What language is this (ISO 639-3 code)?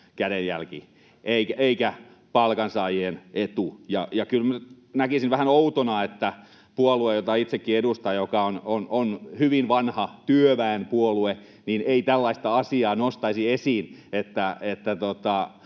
fin